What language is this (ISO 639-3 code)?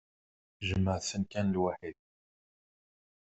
kab